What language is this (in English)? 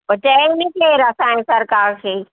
Sindhi